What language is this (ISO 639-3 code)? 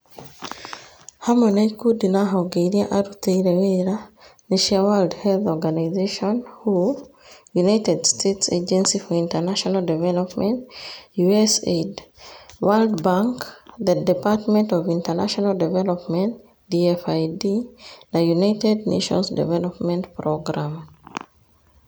kik